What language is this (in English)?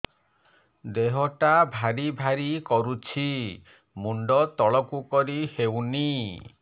Odia